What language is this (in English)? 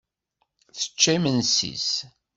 Kabyle